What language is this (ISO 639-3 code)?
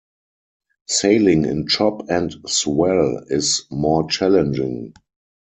eng